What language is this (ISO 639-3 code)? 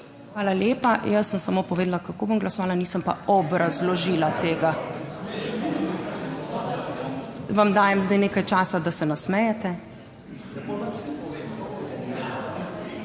slv